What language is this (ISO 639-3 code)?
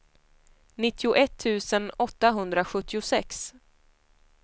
swe